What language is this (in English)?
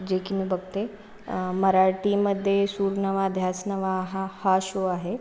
Marathi